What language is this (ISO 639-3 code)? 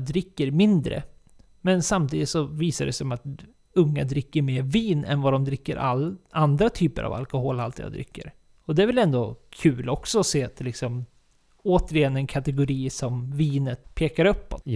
swe